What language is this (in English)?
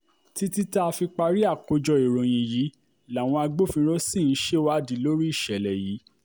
Yoruba